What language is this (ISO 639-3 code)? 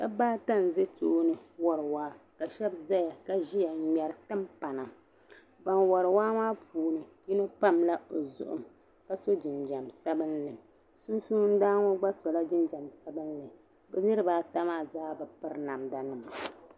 dag